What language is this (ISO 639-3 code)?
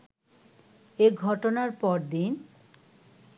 ben